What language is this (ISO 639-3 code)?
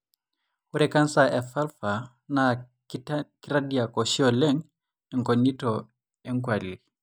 mas